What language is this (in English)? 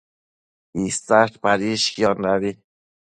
Matsés